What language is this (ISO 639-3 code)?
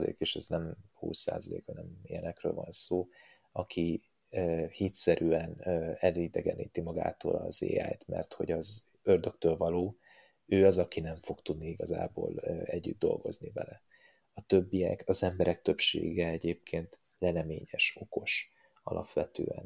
hun